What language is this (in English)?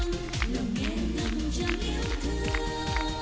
Vietnamese